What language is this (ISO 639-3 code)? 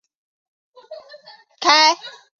zho